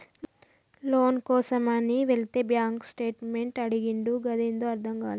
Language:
Telugu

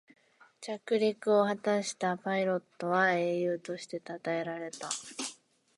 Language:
Japanese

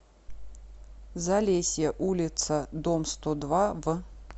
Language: Russian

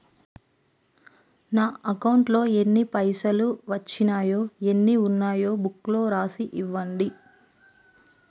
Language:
Telugu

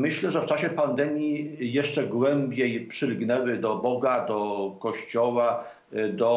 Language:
Polish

